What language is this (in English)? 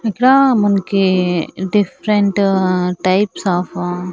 Telugu